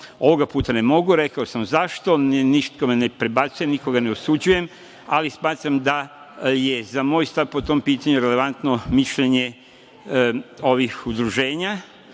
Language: Serbian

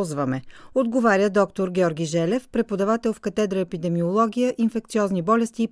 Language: Bulgarian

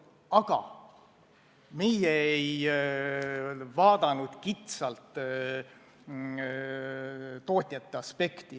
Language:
Estonian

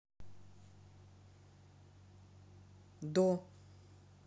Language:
Russian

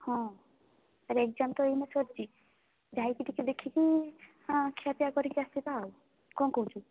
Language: Odia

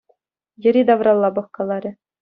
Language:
Chuvash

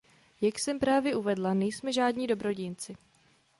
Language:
Czech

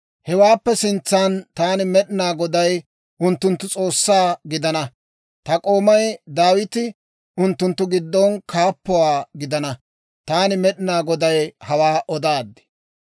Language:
Dawro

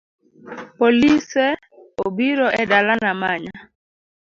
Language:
Luo (Kenya and Tanzania)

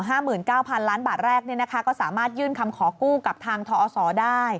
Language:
Thai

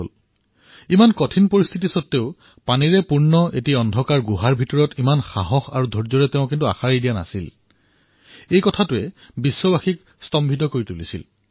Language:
Assamese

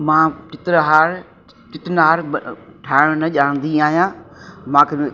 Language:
Sindhi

